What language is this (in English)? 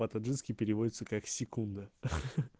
Russian